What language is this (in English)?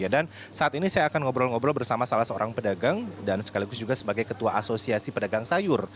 Indonesian